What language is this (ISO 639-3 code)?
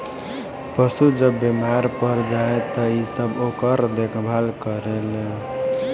bho